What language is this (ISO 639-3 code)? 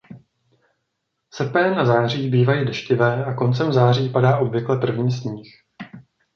ces